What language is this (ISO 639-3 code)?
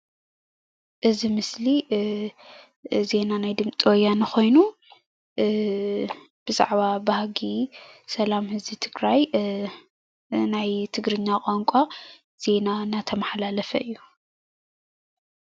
tir